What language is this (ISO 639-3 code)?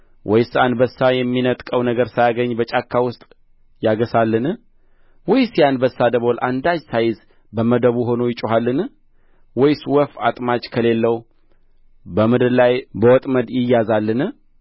amh